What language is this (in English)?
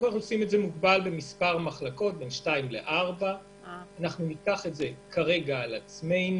Hebrew